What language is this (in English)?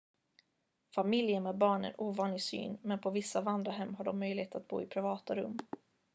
Swedish